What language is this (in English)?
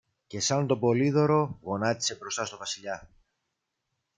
Greek